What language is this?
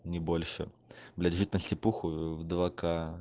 Russian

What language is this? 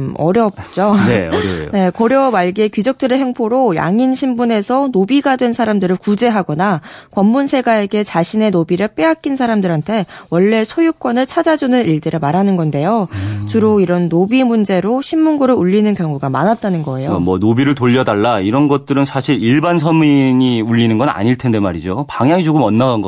Korean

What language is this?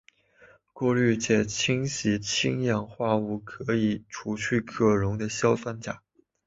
Chinese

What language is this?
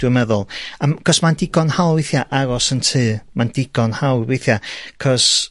Welsh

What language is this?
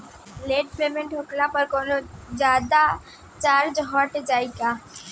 Bhojpuri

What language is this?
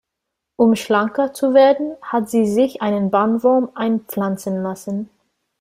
German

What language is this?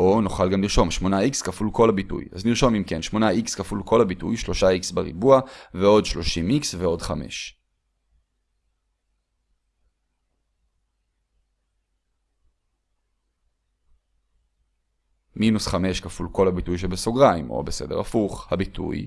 Hebrew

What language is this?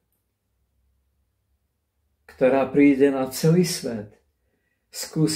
Czech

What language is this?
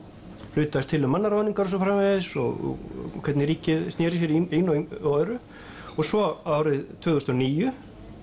Icelandic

